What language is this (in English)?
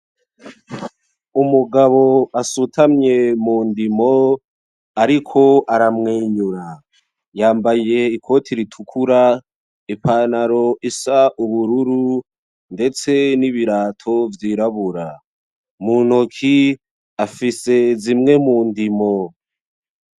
Rundi